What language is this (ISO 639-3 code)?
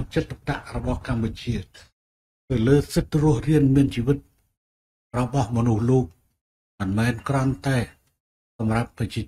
tha